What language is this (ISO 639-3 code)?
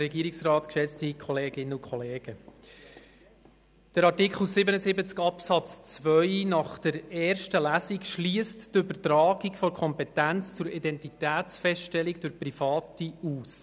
gsw